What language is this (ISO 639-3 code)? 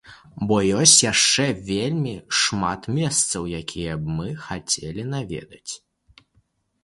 bel